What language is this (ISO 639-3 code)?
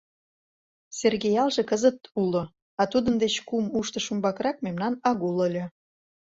chm